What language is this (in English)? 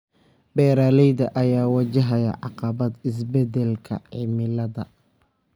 Somali